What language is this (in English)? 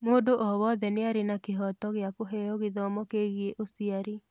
Kikuyu